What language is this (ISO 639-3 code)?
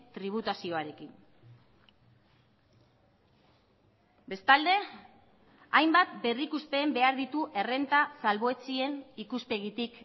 eus